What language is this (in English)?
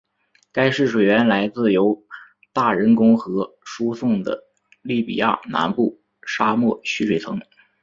Chinese